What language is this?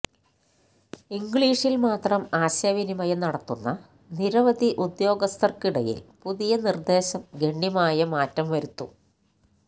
Malayalam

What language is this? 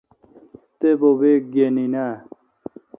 Kalkoti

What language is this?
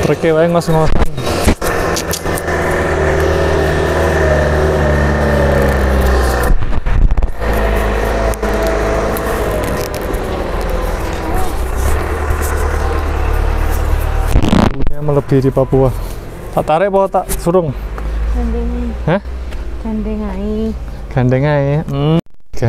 Indonesian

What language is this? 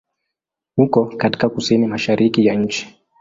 Swahili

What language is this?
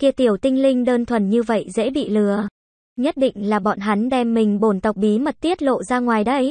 Vietnamese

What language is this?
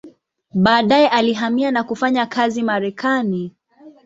Swahili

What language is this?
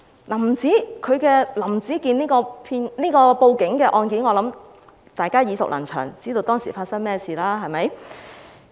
Cantonese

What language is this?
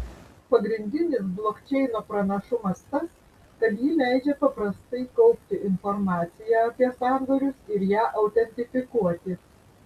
Lithuanian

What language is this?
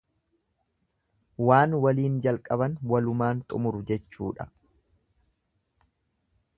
Oromo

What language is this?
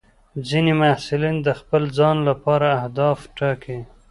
Pashto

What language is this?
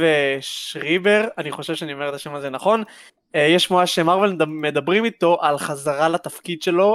Hebrew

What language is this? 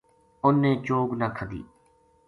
Gujari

